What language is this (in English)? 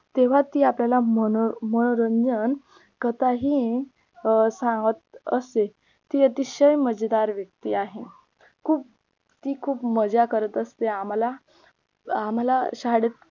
Marathi